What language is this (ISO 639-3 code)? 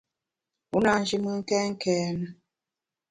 bax